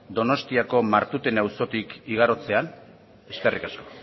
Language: Basque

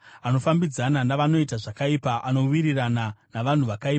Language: Shona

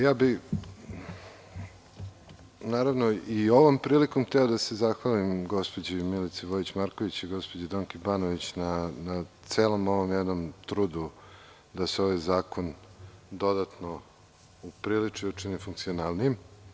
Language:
Serbian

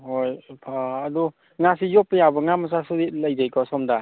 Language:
Manipuri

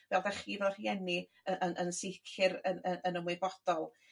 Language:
Welsh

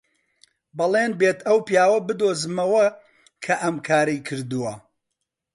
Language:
Central Kurdish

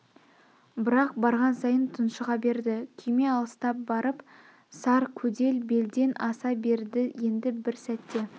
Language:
Kazakh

